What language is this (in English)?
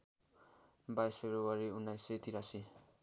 Nepali